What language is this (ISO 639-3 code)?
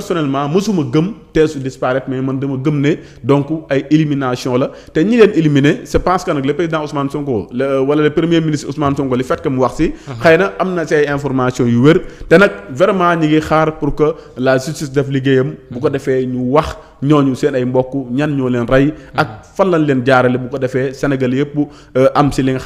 fra